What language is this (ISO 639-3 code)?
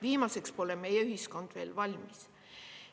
est